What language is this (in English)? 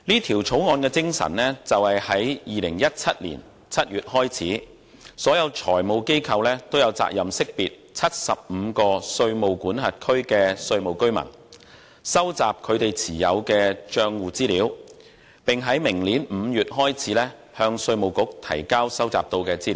Cantonese